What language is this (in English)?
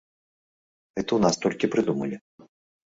Belarusian